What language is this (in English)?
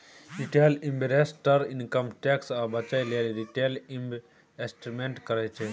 Maithili